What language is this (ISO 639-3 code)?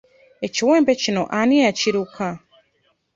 lug